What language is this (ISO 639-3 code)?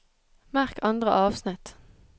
nor